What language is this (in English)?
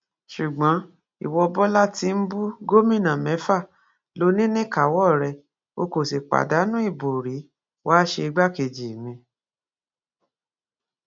Yoruba